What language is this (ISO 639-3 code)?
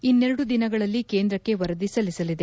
kan